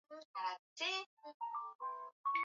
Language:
Swahili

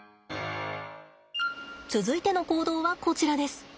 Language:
Japanese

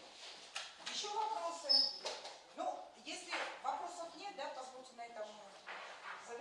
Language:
Russian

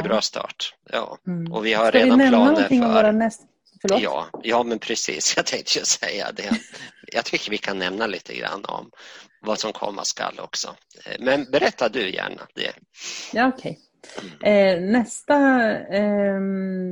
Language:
Swedish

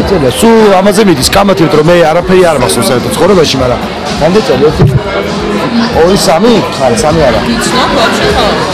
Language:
Romanian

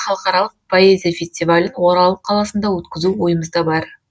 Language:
Kazakh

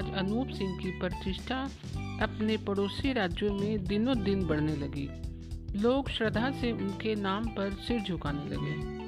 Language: Hindi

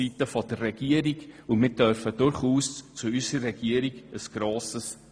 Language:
Swiss German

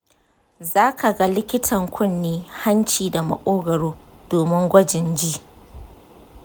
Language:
Hausa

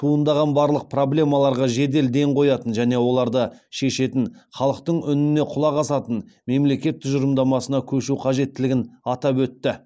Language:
Kazakh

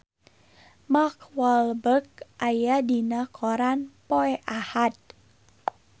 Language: Sundanese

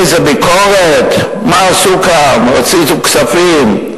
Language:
Hebrew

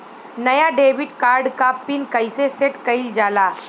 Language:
Bhojpuri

